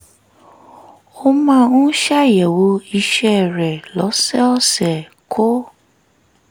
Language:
Yoruba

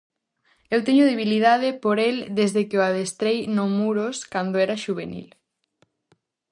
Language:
Galician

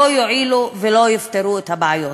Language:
Hebrew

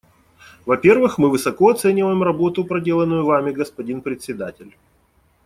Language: Russian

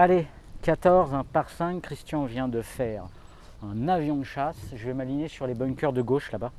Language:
French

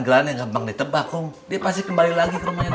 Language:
Indonesian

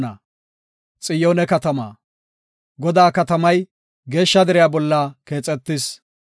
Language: Gofa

